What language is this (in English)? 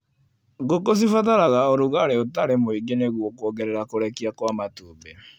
Kikuyu